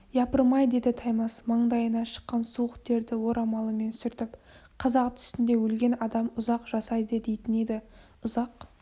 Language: Kazakh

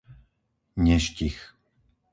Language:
Slovak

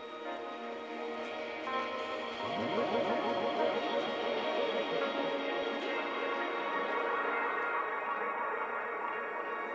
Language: Icelandic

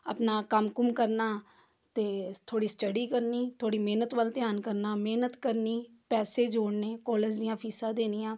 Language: Punjabi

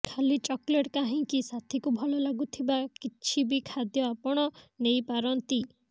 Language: Odia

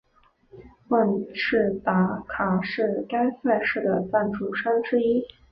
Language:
Chinese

